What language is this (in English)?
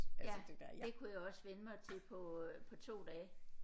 Danish